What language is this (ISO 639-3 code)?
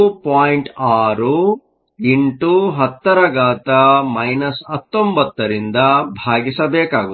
kan